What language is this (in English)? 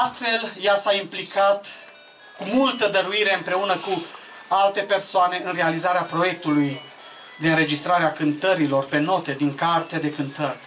Romanian